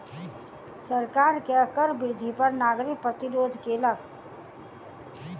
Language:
Maithili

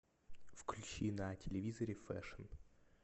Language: Russian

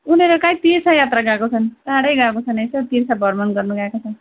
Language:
Nepali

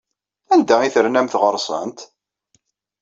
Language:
Kabyle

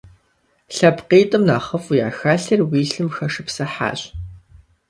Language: Kabardian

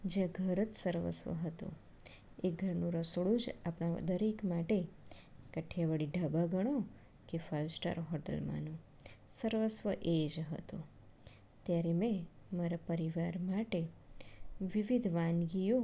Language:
Gujarati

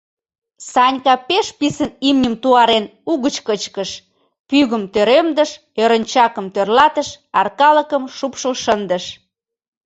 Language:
Mari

